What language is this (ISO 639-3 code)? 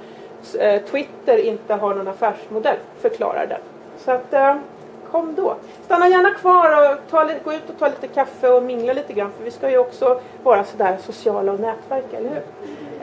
swe